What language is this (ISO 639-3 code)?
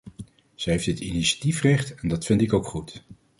nld